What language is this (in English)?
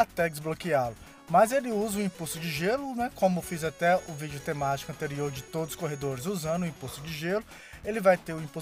Portuguese